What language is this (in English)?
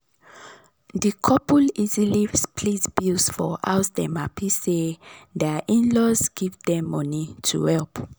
Nigerian Pidgin